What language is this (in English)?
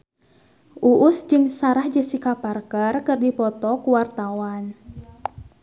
Sundanese